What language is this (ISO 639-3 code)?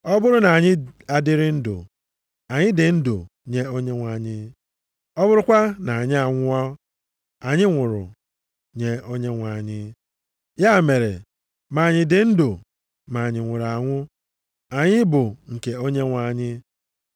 ibo